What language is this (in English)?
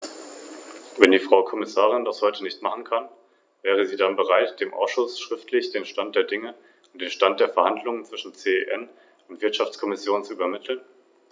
German